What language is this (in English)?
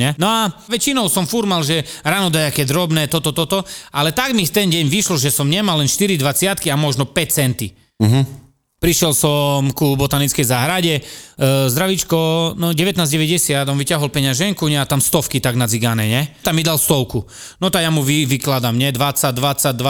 Slovak